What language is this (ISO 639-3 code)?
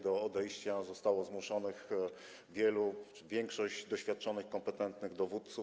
pol